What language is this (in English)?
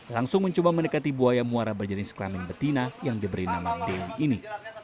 Indonesian